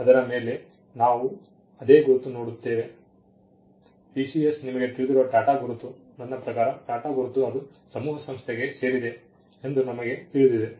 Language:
Kannada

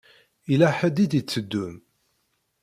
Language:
Kabyle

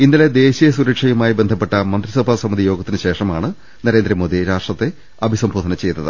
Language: Malayalam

